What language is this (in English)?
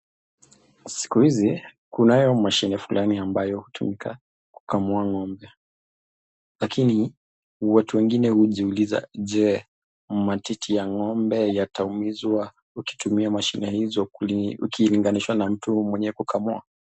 Swahili